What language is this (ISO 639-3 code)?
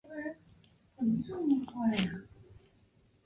zho